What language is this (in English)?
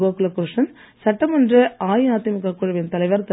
Tamil